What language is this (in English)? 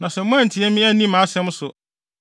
Akan